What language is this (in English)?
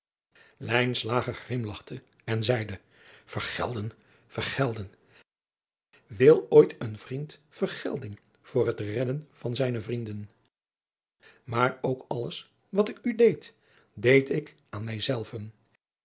Dutch